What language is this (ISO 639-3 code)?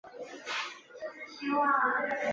zho